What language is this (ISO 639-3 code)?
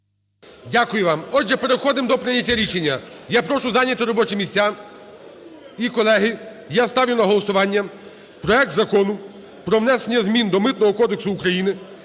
ukr